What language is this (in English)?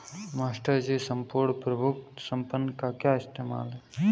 Hindi